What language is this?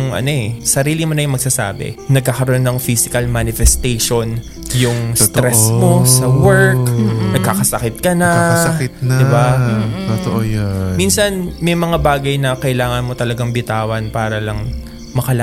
Filipino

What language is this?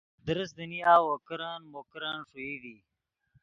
Yidgha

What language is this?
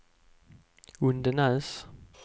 Swedish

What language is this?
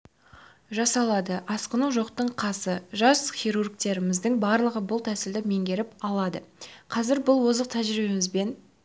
Kazakh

